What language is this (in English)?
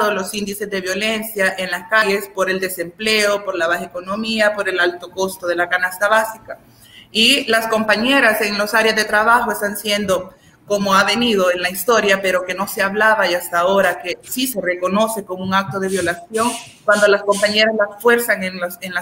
Spanish